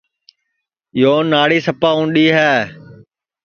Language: Sansi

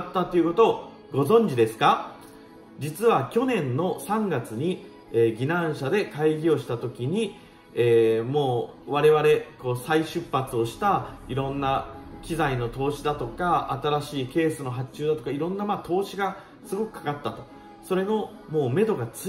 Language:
Japanese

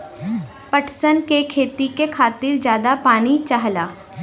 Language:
Bhojpuri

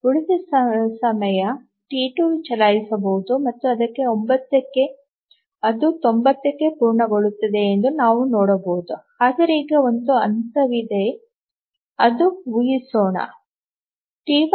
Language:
Kannada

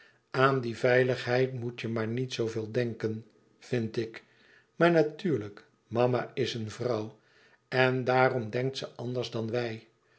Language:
Dutch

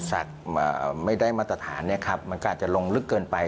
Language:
Thai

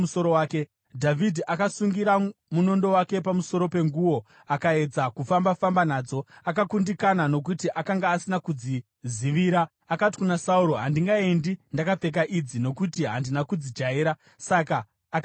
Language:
Shona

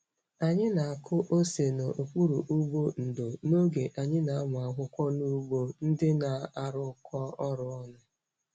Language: Igbo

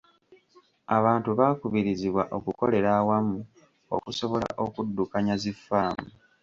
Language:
Ganda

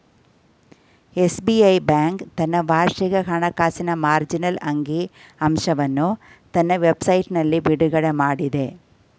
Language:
Kannada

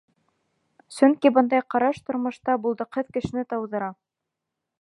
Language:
Bashkir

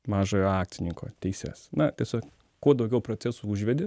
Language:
Lithuanian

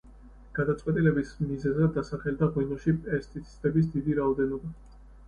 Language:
Georgian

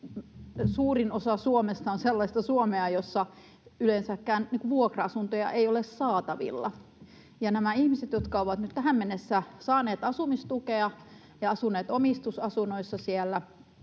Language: Finnish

